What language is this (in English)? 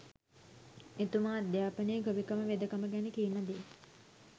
Sinhala